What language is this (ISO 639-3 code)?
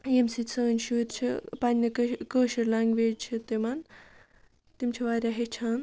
kas